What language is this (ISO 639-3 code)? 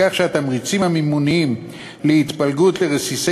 heb